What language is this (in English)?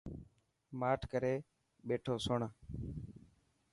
Dhatki